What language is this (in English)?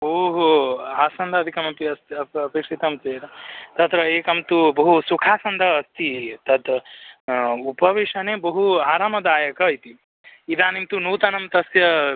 Sanskrit